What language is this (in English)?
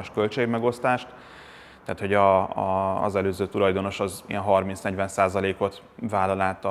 Hungarian